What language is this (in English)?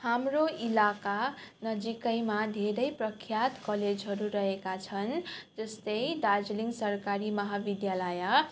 Nepali